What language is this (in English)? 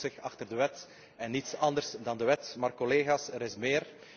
Dutch